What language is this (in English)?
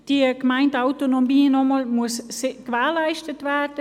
Swiss German